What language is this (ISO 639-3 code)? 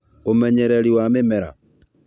kik